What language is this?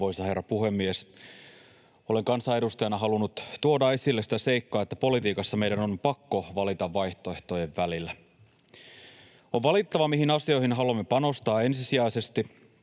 Finnish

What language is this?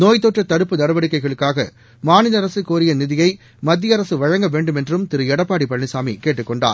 Tamil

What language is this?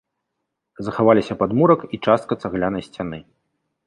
Belarusian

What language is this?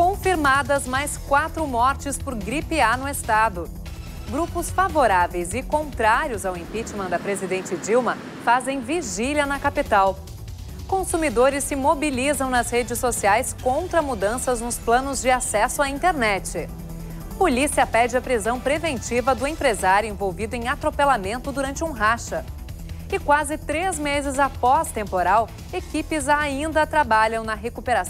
Portuguese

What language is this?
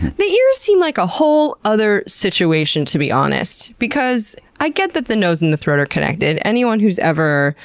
English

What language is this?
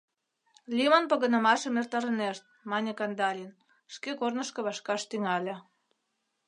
Mari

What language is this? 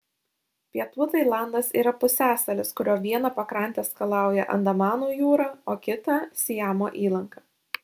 Lithuanian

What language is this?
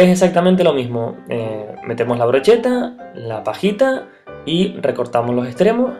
Spanish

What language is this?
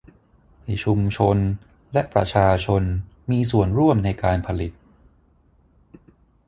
Thai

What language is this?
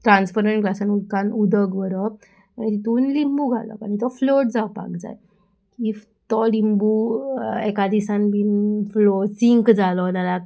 Konkani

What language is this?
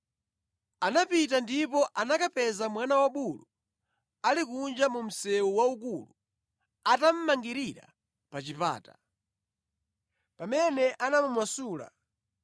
Nyanja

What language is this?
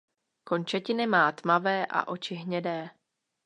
Czech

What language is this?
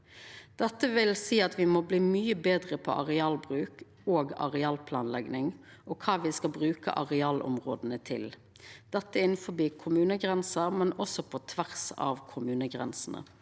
Norwegian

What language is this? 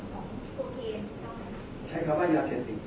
Thai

